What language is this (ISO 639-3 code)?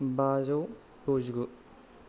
brx